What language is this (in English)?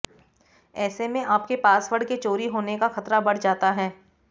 Hindi